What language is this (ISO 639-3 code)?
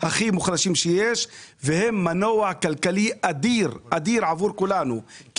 heb